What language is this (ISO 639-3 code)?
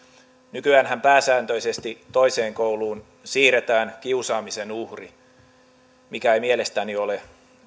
fin